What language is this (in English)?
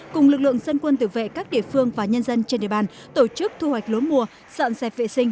Vietnamese